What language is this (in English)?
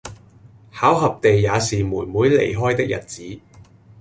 Cantonese